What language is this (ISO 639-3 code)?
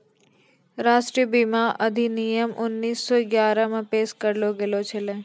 mai